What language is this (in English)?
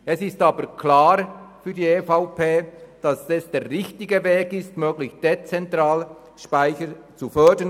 Swiss German